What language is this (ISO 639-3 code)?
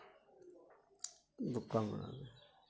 sat